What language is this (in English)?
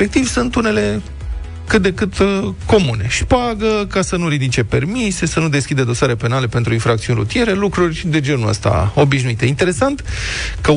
Romanian